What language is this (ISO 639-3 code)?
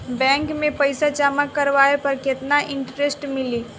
bho